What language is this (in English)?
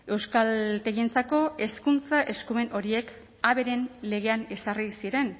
Basque